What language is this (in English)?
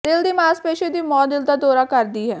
Punjabi